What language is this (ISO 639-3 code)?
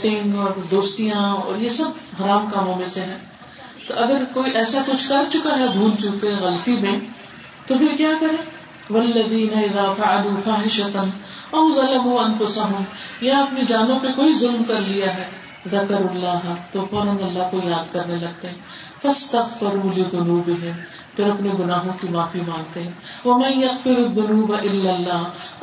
urd